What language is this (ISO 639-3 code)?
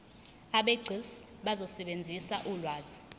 zul